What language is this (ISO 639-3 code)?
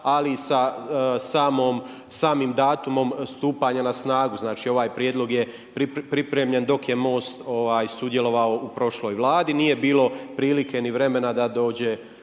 hrv